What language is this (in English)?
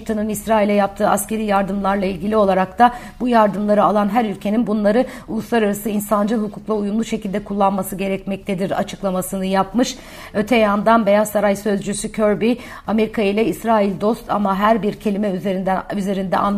Turkish